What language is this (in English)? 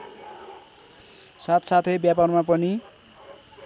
Nepali